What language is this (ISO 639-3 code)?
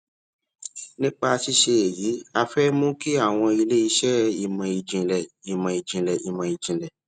yor